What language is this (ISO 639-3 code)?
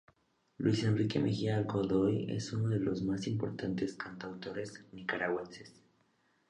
spa